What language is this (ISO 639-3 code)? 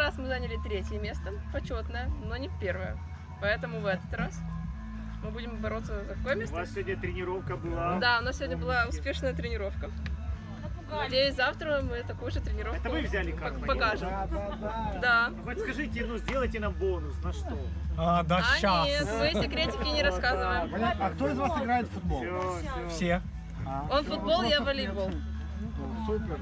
rus